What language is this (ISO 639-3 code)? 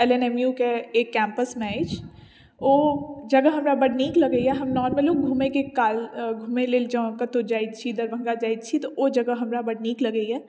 mai